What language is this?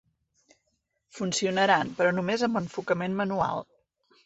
Catalan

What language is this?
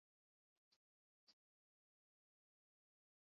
Basque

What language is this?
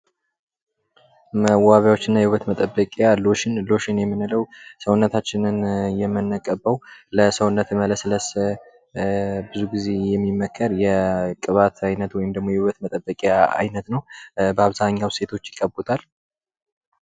Amharic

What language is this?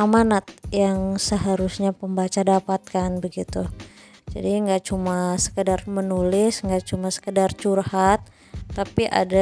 Indonesian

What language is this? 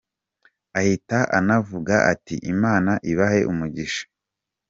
Kinyarwanda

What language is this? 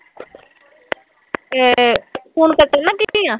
Punjabi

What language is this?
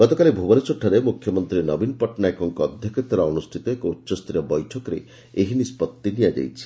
Odia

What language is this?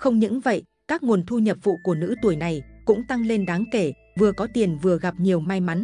Vietnamese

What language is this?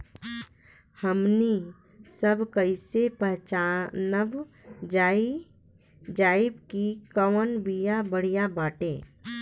Bhojpuri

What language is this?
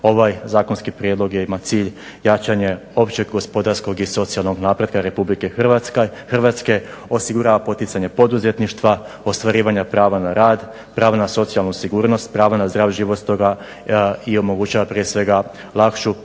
Croatian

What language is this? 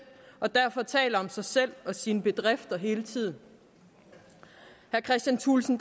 Danish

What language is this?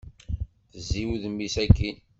Kabyle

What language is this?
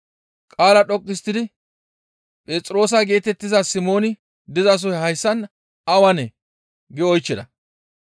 Gamo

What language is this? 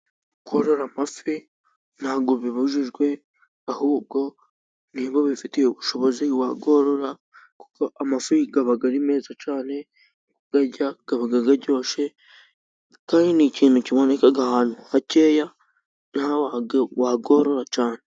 Kinyarwanda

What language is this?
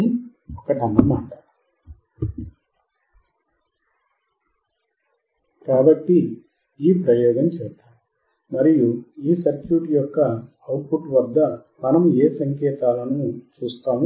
Telugu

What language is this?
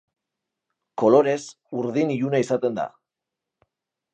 Basque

